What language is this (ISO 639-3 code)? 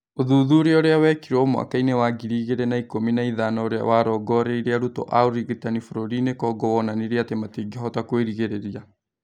kik